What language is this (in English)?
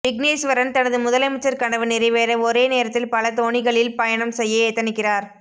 Tamil